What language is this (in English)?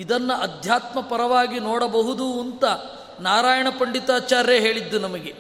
Kannada